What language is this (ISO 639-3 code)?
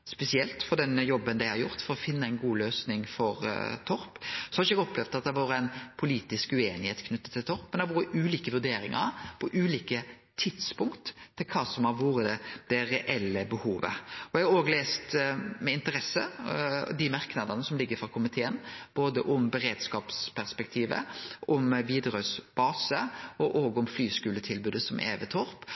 nno